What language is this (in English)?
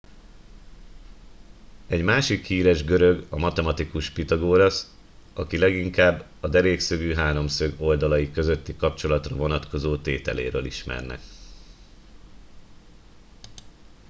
Hungarian